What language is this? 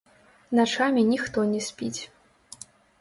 Belarusian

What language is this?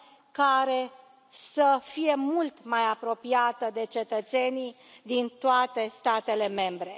Romanian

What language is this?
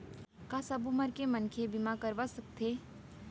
Chhattisgarhi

